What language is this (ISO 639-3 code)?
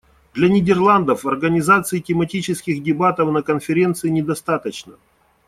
rus